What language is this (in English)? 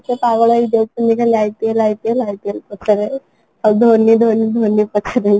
Odia